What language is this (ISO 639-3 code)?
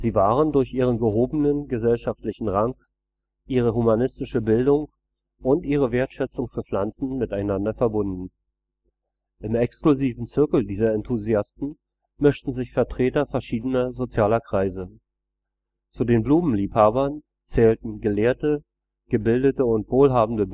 deu